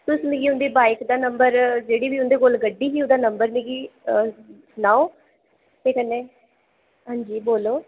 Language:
Dogri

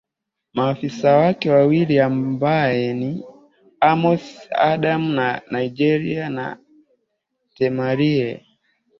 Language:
Swahili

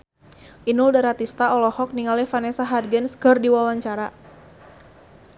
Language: Sundanese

